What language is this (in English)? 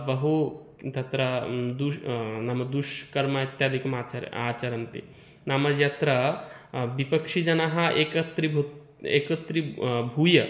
Sanskrit